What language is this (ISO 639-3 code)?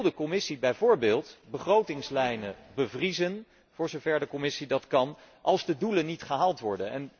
nld